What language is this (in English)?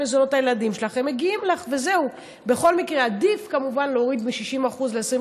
Hebrew